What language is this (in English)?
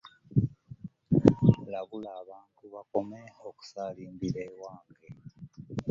Ganda